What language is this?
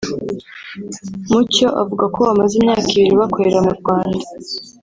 Kinyarwanda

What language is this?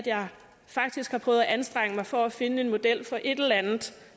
Danish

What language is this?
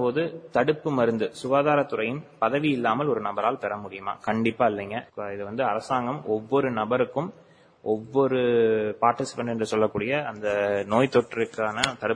Tamil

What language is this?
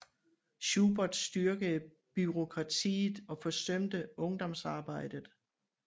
Danish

